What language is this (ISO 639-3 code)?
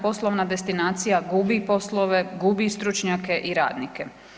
hrv